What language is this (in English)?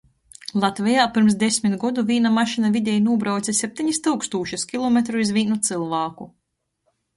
Latgalian